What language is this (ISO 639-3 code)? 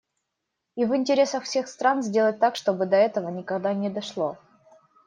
rus